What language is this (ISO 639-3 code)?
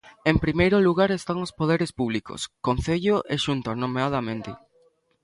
glg